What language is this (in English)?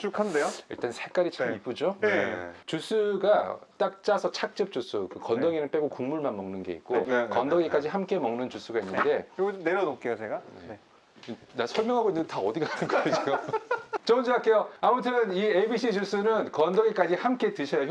Korean